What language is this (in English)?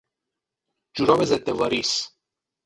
Persian